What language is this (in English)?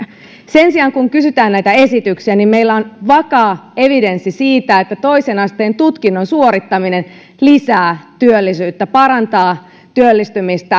Finnish